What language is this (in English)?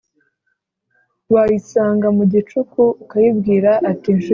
Kinyarwanda